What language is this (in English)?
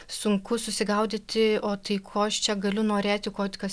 Lithuanian